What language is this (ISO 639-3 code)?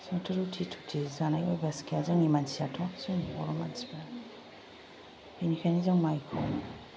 brx